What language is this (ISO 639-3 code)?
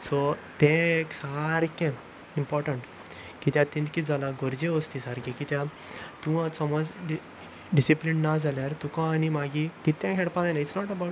kok